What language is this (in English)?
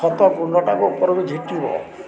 Odia